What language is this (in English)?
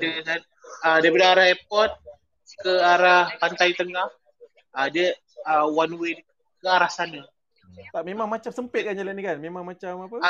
Malay